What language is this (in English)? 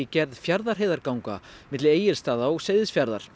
Icelandic